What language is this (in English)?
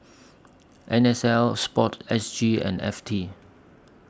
English